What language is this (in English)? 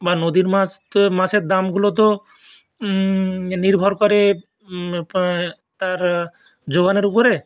Bangla